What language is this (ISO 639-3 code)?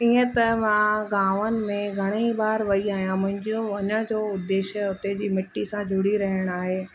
snd